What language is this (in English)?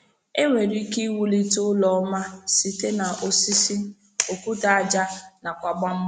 Igbo